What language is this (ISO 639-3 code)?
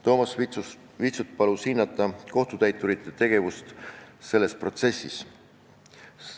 est